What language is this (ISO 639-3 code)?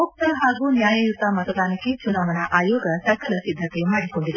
kan